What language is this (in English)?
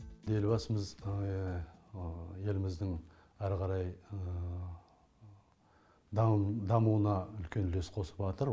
Kazakh